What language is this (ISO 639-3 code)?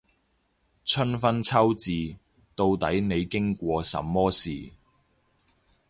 yue